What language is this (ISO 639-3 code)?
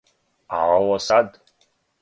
srp